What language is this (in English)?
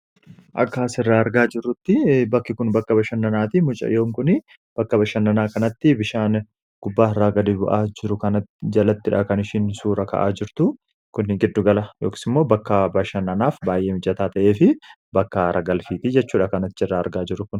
Oromo